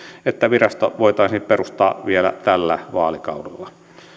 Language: Finnish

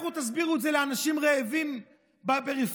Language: Hebrew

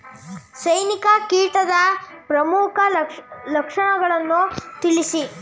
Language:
Kannada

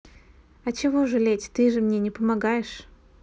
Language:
Russian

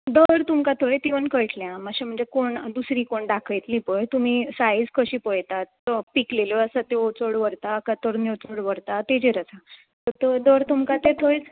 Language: Konkani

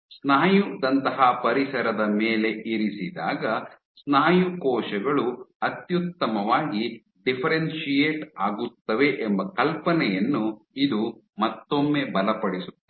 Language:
Kannada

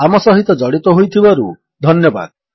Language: Odia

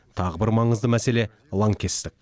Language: Kazakh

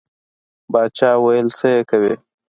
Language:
Pashto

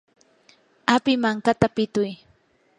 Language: Yanahuanca Pasco Quechua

